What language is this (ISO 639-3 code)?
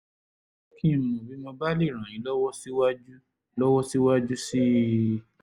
yor